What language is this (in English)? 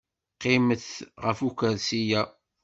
Kabyle